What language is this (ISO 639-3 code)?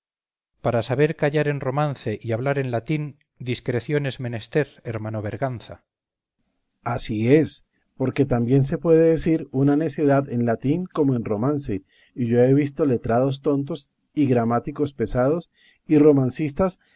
spa